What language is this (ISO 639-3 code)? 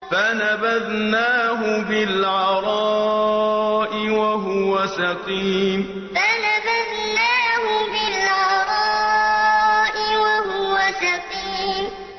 ara